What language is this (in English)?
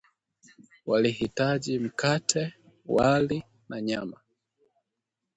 Swahili